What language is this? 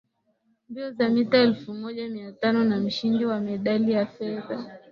Swahili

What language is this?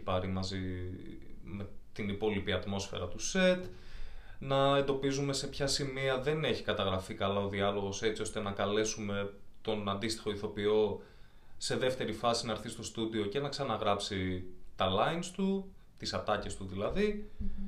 Greek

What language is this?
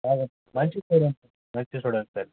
Telugu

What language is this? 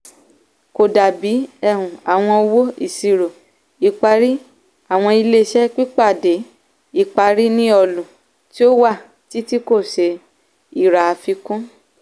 Yoruba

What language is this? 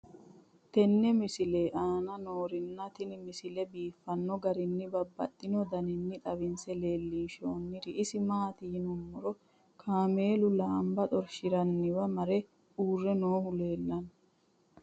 Sidamo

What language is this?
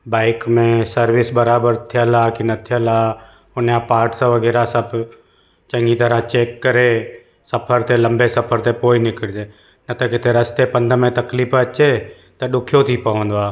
Sindhi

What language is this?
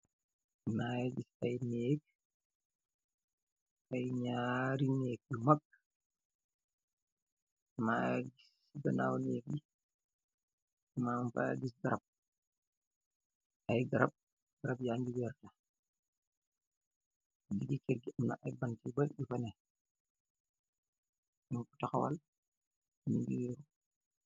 Wolof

